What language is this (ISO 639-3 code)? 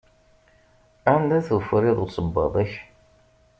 kab